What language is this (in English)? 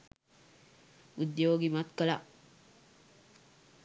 Sinhala